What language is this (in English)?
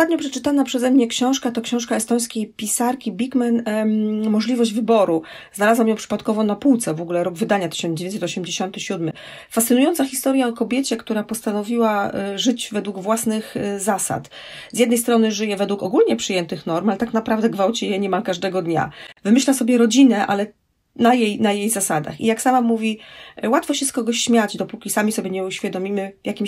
Polish